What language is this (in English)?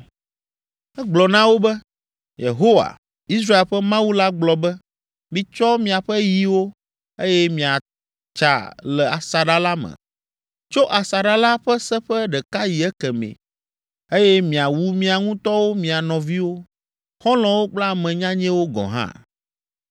Ewe